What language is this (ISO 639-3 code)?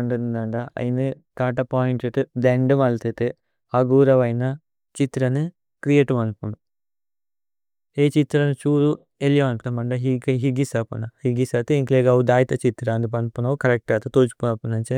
tcy